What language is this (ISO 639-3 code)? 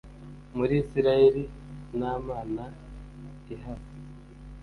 kin